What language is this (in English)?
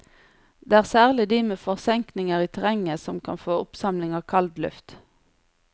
Norwegian